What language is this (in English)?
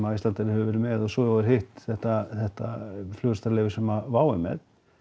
Icelandic